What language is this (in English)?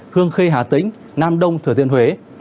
Vietnamese